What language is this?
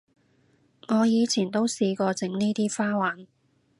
Cantonese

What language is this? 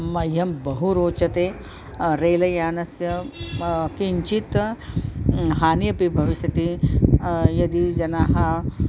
Sanskrit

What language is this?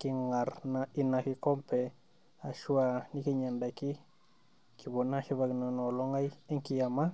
Masai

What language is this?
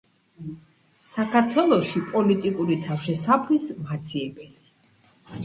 Georgian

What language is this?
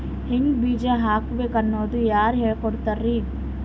Kannada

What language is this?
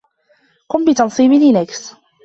Arabic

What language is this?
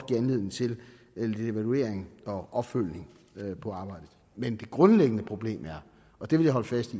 Danish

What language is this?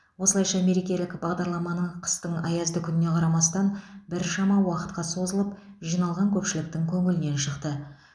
Kazakh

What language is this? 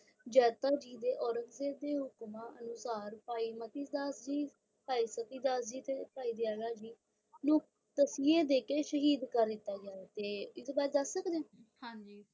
Punjabi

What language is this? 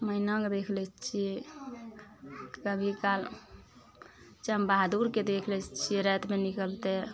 Maithili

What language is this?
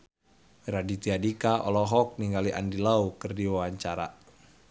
Sundanese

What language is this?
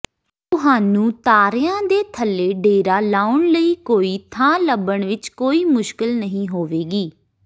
Punjabi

